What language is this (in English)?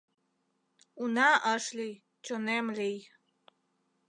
Mari